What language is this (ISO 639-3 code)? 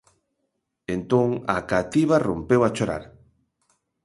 glg